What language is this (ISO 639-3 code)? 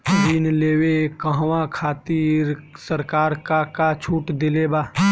bho